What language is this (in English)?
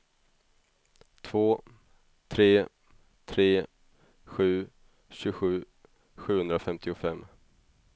Swedish